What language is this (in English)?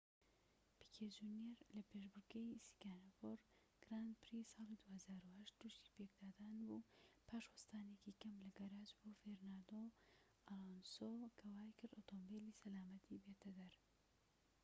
Central Kurdish